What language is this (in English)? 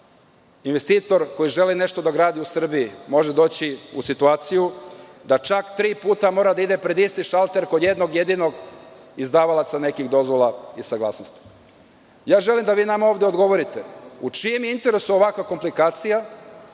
Serbian